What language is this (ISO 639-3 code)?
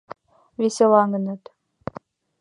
chm